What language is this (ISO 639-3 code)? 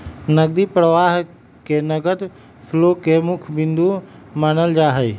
mag